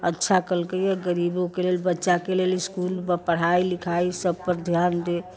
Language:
Maithili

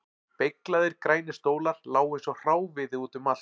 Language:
Icelandic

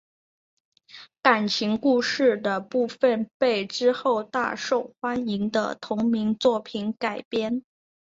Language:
Chinese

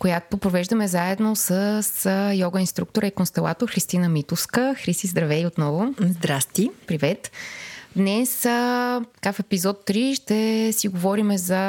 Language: Bulgarian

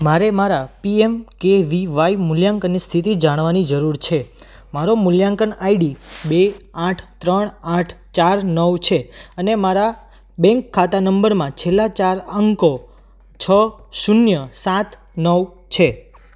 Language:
Gujarati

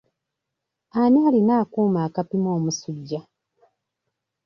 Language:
Ganda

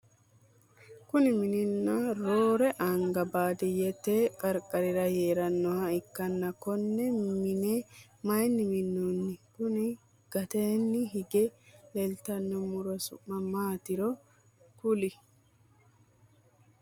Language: Sidamo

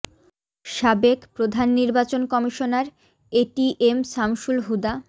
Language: Bangla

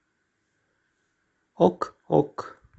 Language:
Russian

